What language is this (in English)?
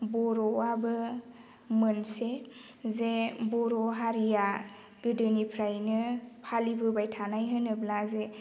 Bodo